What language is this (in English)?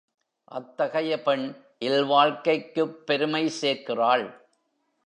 Tamil